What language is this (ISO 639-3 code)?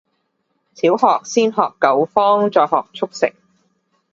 yue